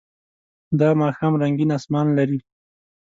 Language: Pashto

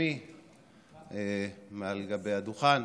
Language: Hebrew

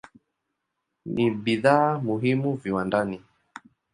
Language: Swahili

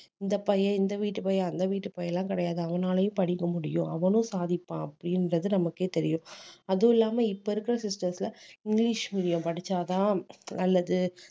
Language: Tamil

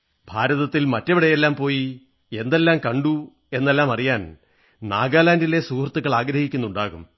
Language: Malayalam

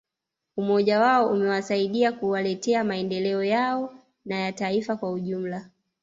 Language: Swahili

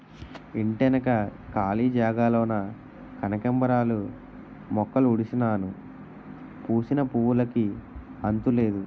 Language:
Telugu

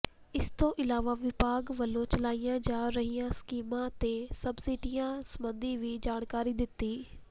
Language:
Punjabi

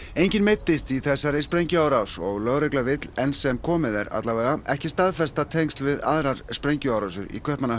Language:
Icelandic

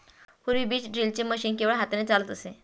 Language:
Marathi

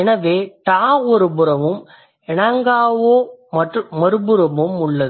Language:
Tamil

